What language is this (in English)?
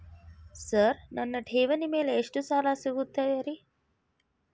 Kannada